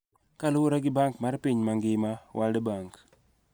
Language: Luo (Kenya and Tanzania)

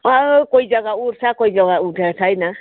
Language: Nepali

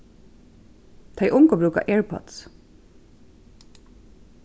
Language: Faroese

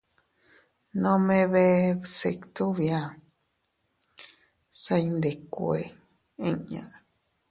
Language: Teutila Cuicatec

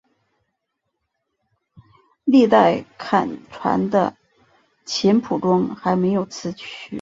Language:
Chinese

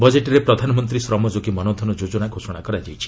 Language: Odia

